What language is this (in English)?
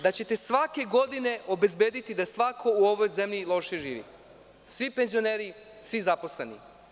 Serbian